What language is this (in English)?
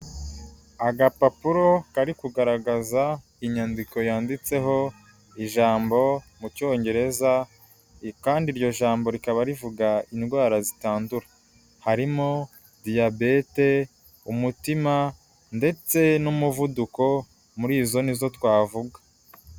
Kinyarwanda